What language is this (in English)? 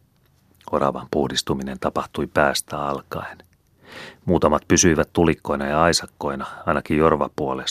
Finnish